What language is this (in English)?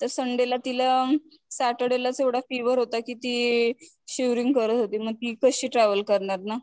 Marathi